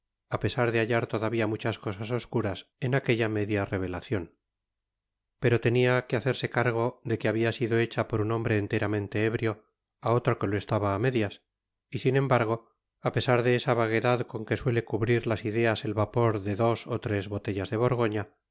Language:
Spanish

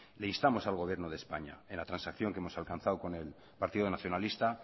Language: Spanish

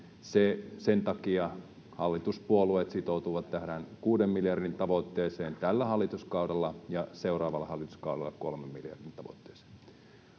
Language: Finnish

